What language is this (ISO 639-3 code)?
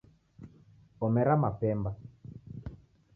dav